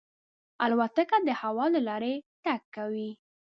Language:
Pashto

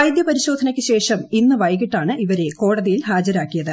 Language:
Malayalam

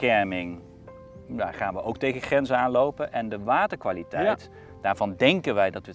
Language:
Dutch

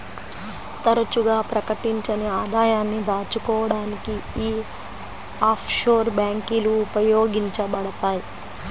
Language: Telugu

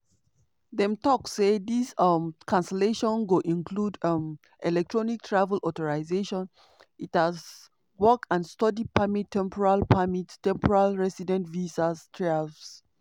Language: Nigerian Pidgin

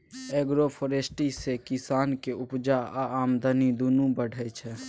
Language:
Maithili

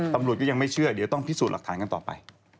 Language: Thai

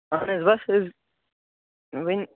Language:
Kashmiri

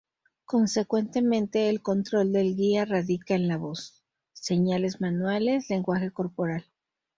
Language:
Spanish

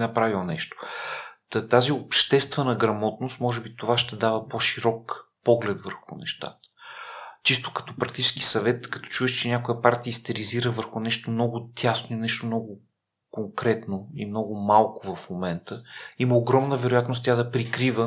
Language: Bulgarian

